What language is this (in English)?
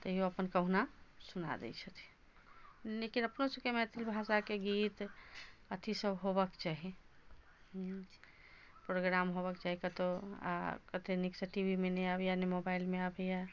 Maithili